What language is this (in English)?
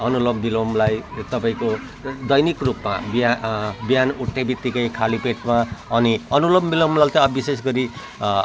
Nepali